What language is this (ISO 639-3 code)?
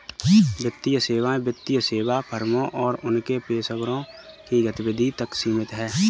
hin